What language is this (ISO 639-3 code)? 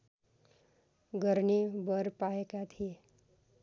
nep